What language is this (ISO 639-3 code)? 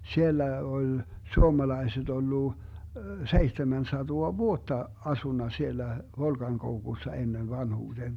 fin